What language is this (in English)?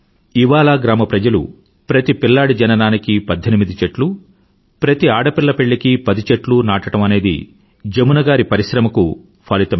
Telugu